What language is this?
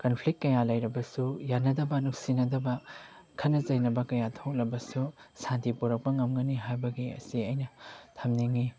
Manipuri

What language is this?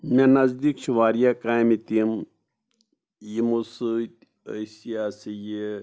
Kashmiri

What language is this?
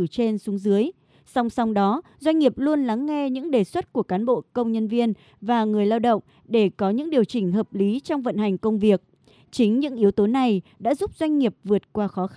Vietnamese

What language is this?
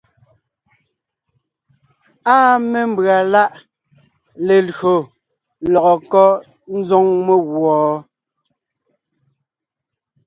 Ngiemboon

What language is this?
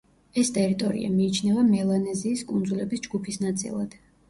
Georgian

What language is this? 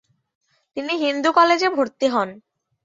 Bangla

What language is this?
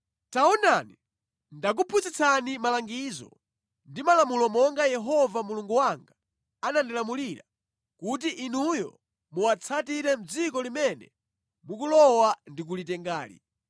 Nyanja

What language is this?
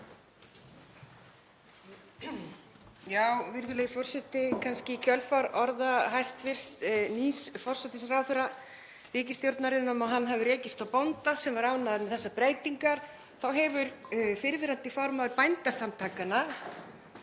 Icelandic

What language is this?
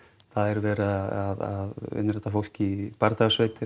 Icelandic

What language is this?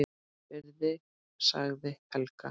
Icelandic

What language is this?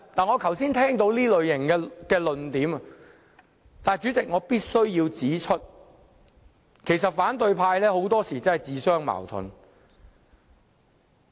Cantonese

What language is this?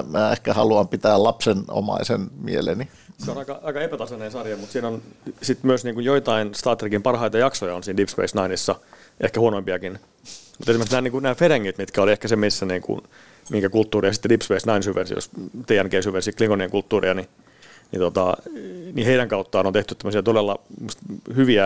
Finnish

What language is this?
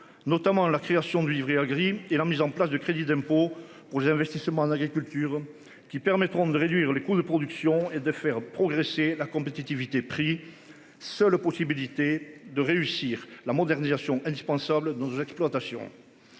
French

